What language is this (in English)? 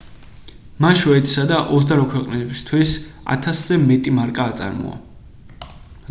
Georgian